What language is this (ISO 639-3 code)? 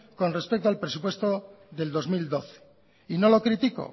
spa